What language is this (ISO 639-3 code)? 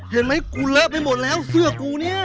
tha